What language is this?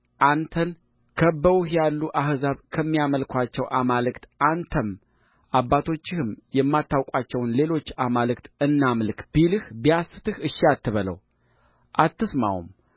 Amharic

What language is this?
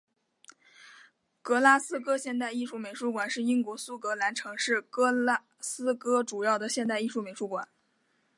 Chinese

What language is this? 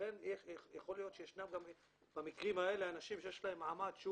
Hebrew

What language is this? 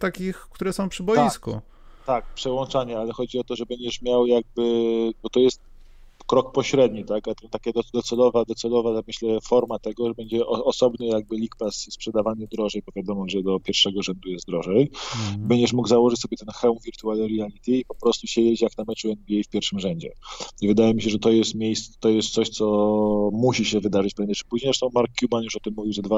Polish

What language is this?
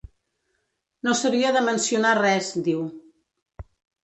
Catalan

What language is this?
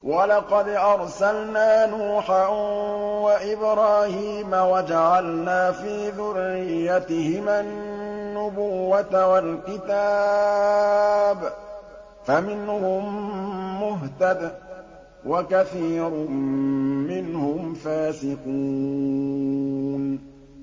Arabic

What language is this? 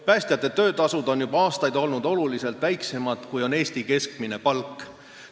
Estonian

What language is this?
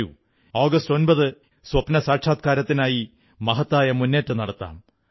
Malayalam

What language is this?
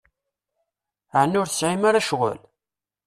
Kabyle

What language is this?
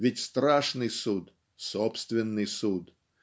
Russian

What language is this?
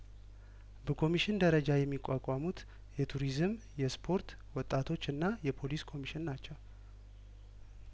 Amharic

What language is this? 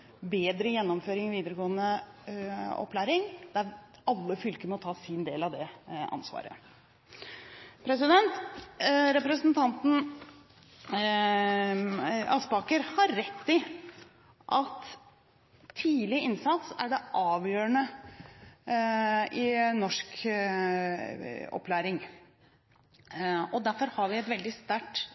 Norwegian Bokmål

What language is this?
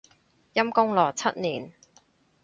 Cantonese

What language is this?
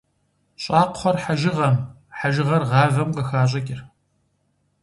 Kabardian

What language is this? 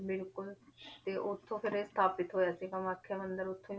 Punjabi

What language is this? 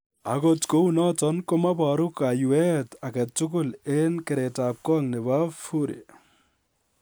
Kalenjin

